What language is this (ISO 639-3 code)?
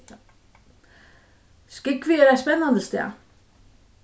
fao